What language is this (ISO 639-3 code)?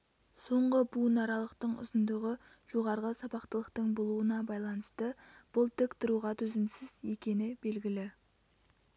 kaz